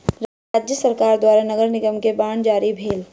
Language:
Maithili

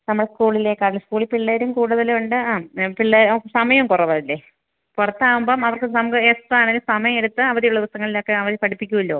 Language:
Malayalam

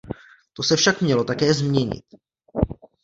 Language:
Czech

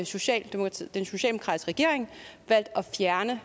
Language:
Danish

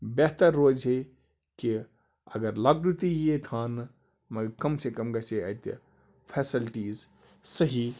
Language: Kashmiri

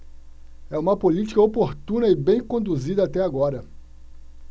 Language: Portuguese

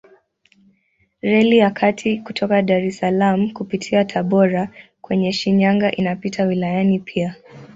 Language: Swahili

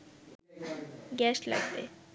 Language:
Bangla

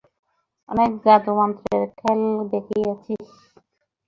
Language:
Bangla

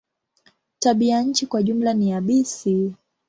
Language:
Swahili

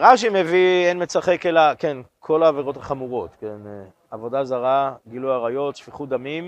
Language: Hebrew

